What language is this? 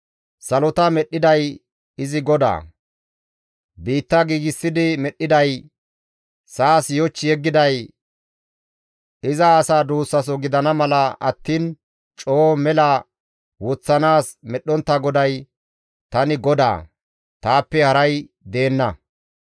Gamo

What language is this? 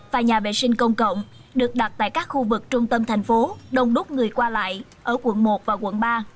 Vietnamese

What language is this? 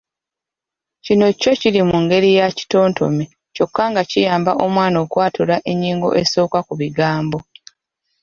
Ganda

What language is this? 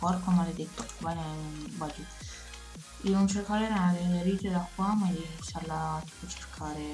Italian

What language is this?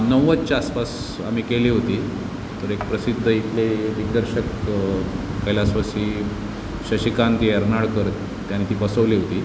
Marathi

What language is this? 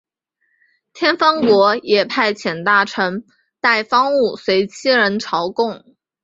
Chinese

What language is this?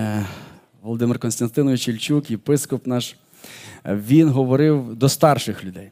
Ukrainian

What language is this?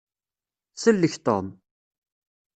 Kabyle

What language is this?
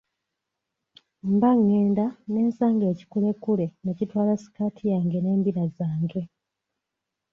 Ganda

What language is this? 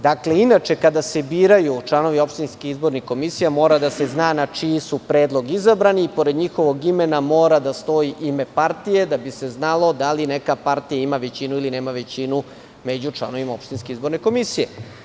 Serbian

